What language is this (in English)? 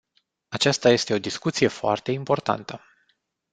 Romanian